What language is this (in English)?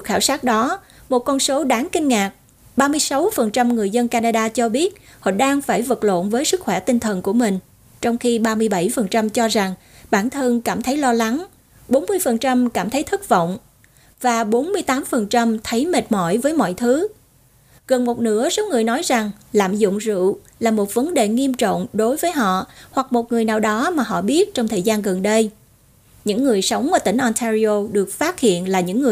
Vietnamese